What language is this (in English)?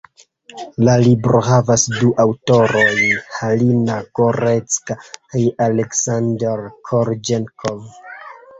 Esperanto